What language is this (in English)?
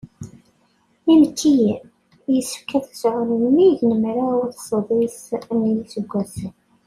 Kabyle